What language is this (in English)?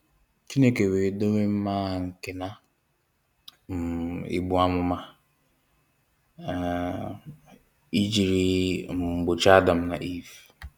Igbo